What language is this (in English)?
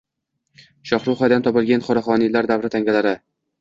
Uzbek